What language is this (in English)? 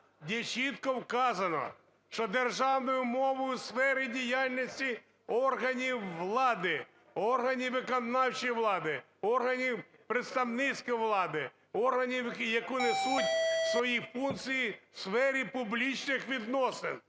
Ukrainian